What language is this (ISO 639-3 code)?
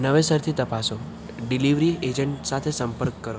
guj